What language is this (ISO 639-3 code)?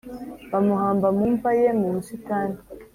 kin